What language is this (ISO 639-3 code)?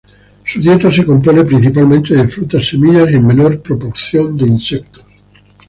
spa